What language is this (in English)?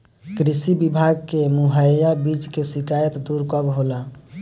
Bhojpuri